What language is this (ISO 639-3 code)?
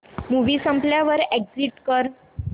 mar